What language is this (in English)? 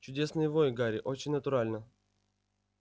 Russian